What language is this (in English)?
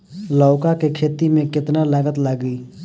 Bhojpuri